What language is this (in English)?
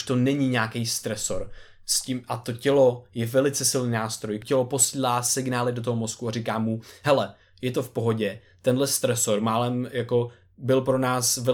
Czech